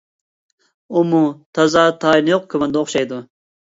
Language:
Uyghur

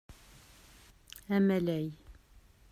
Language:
Kabyle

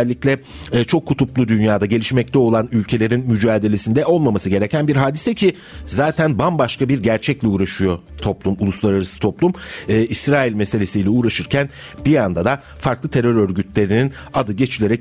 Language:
Turkish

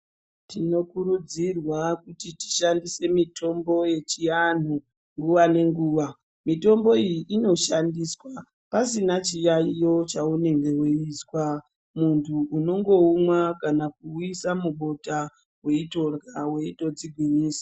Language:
Ndau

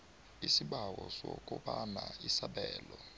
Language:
South Ndebele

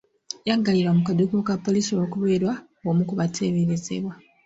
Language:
Ganda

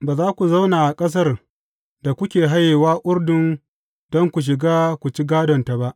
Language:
Hausa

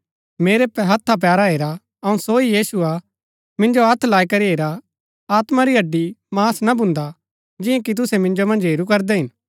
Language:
Gaddi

